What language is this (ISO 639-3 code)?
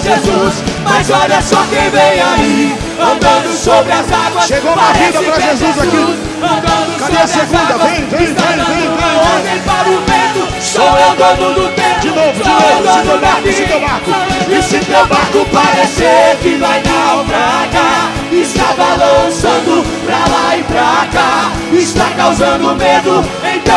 por